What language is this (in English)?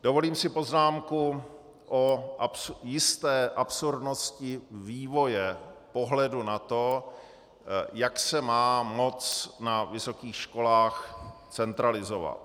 Czech